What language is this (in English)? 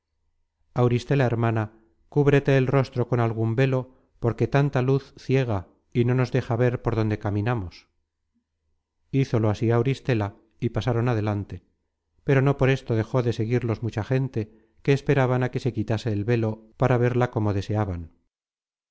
Spanish